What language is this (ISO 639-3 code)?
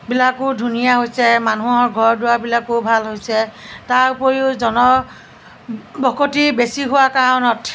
asm